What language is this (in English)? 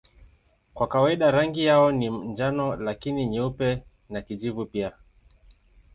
Swahili